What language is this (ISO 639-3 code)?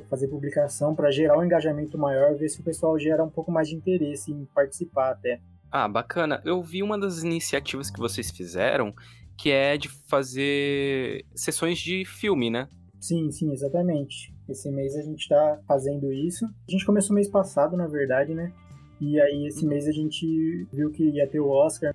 por